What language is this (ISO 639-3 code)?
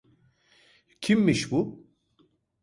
tur